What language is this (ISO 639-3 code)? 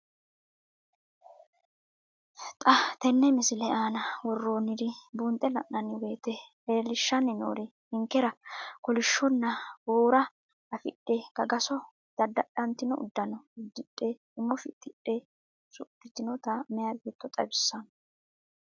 sid